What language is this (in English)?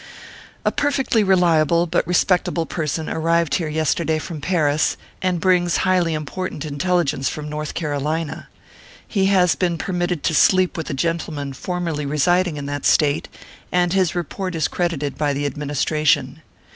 English